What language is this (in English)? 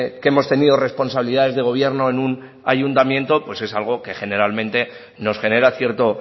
Spanish